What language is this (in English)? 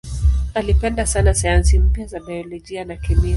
Swahili